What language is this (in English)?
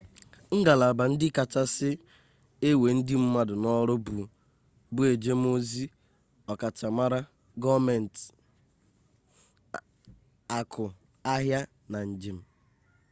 Igbo